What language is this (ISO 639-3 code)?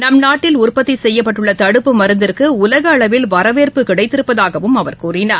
tam